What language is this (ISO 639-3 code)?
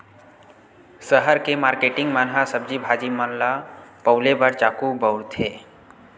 hne